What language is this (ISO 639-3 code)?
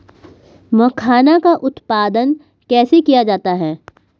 hin